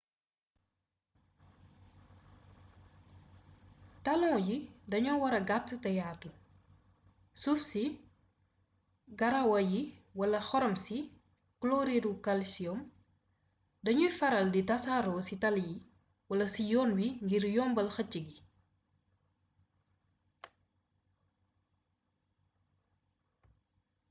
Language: Wolof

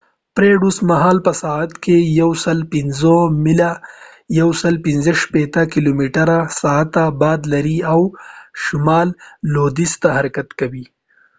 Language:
Pashto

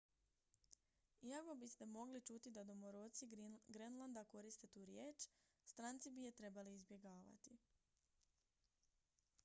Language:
Croatian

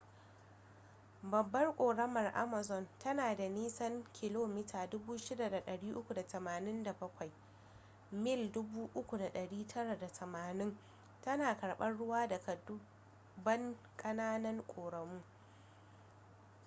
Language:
Hausa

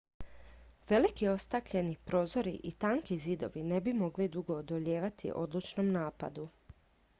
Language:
Croatian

